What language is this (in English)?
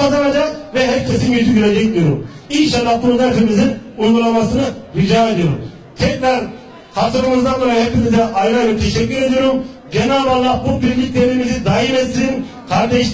Turkish